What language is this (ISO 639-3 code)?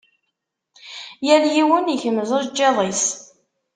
kab